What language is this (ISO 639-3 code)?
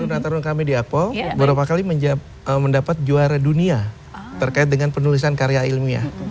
ind